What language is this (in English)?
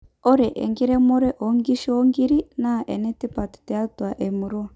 Masai